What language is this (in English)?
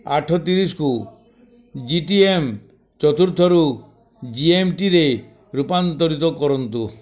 Odia